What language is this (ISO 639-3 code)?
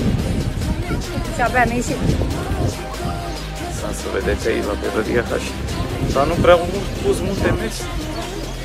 ron